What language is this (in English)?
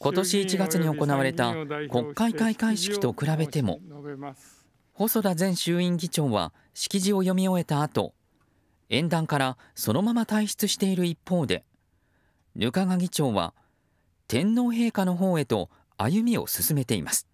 Japanese